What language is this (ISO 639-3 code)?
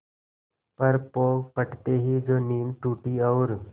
hin